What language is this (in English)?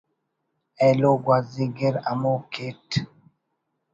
Brahui